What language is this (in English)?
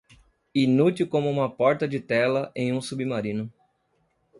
Portuguese